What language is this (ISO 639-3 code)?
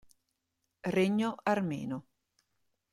ita